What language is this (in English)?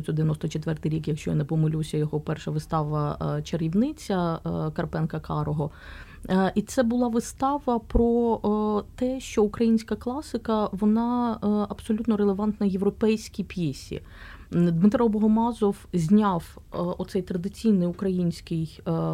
Ukrainian